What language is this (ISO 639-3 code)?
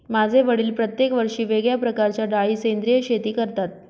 mar